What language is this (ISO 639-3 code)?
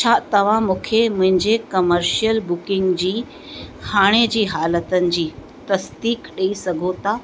snd